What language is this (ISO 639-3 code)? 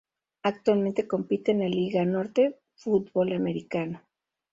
spa